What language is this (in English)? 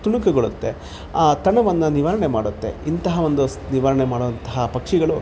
Kannada